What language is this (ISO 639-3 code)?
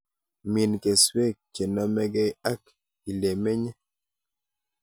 kln